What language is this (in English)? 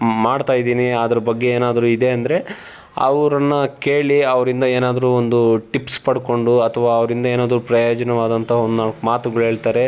Kannada